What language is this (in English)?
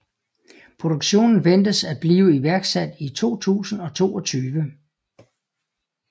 Danish